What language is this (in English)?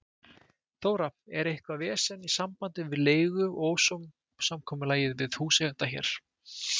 Icelandic